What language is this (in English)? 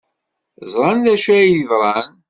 Kabyle